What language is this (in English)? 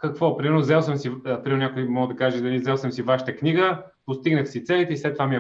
Bulgarian